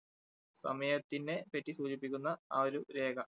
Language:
Malayalam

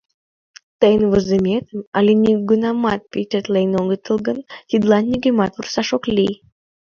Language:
Mari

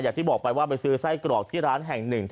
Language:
Thai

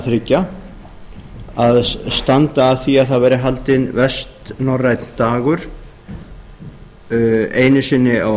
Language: Icelandic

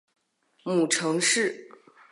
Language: Chinese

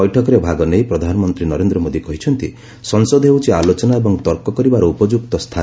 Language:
Odia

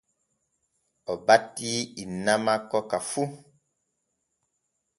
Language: Borgu Fulfulde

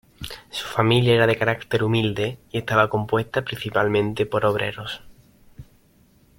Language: Spanish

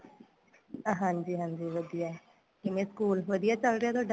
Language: Punjabi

